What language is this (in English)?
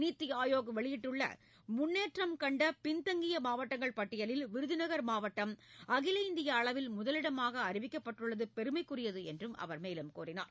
Tamil